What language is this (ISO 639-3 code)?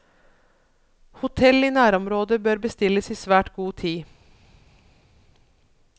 nor